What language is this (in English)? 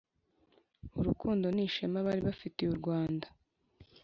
Kinyarwanda